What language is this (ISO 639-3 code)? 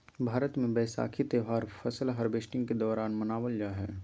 mag